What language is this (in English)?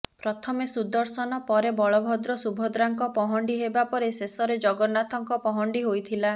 Odia